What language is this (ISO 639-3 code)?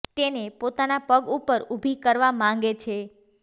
guj